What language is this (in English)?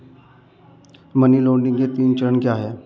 Hindi